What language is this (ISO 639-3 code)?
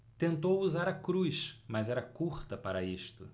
por